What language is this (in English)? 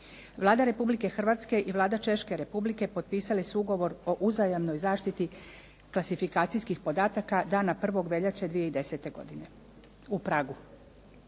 Croatian